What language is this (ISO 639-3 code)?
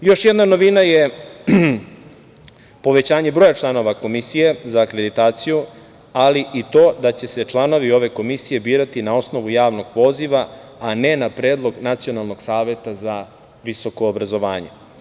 srp